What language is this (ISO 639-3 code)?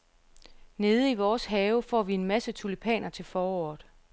dan